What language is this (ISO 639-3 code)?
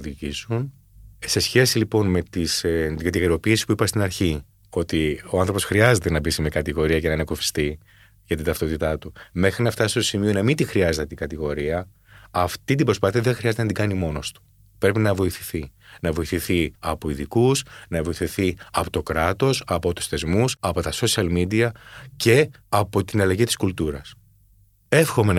ell